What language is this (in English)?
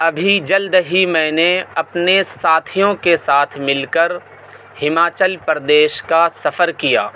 Urdu